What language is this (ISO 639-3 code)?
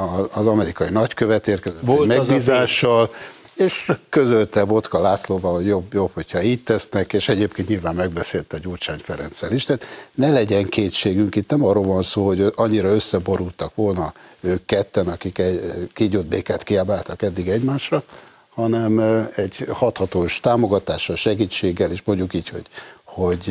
hun